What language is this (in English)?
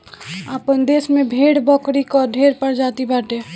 Bhojpuri